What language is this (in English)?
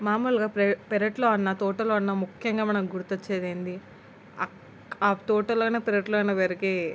Telugu